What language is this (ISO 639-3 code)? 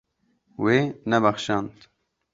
kur